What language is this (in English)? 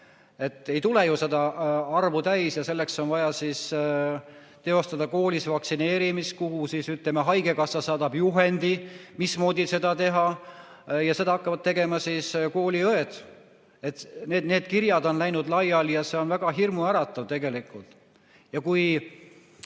Estonian